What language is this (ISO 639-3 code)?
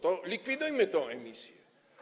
pol